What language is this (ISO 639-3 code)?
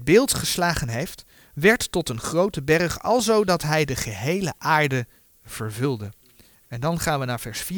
nld